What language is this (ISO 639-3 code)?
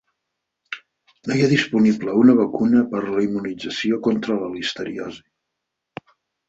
cat